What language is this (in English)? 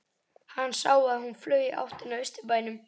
Icelandic